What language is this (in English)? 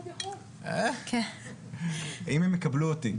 Hebrew